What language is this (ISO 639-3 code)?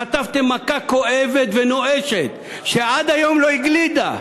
heb